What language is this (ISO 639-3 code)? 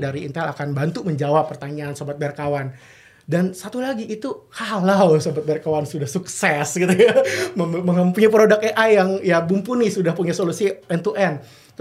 ind